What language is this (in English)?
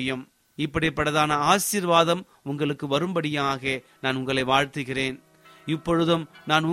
Tamil